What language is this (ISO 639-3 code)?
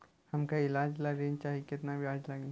bho